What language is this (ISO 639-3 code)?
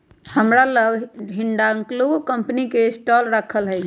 mag